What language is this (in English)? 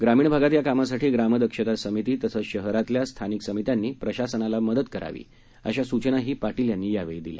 Marathi